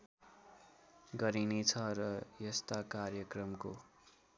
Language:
Nepali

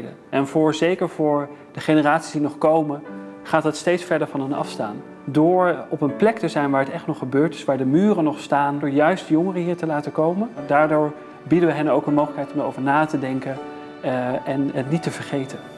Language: Dutch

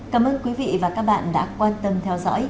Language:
Vietnamese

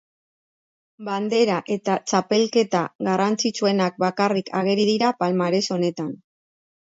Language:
Basque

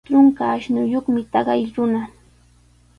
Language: Sihuas Ancash Quechua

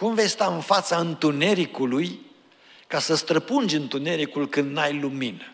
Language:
Romanian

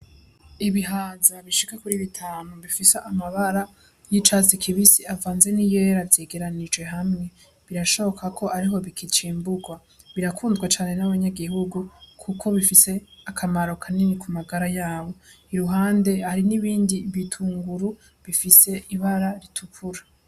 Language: Rundi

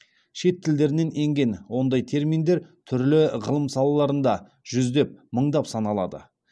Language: Kazakh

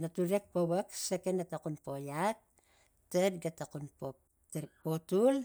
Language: Tigak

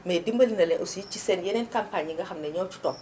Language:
Wolof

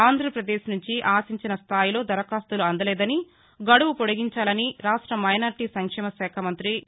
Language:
Telugu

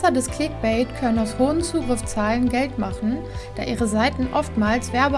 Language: German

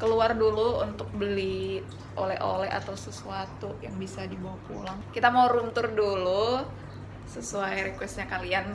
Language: Indonesian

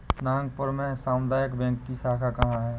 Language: Hindi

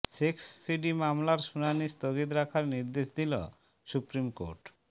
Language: Bangla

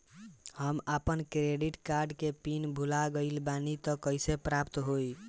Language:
Bhojpuri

